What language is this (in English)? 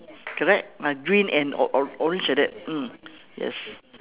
English